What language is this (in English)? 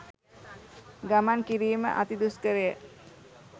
Sinhala